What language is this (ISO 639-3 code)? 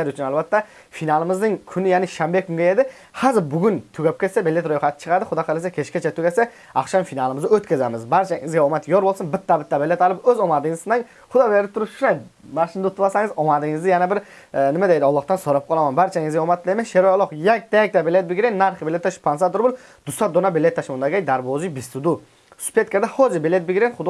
tur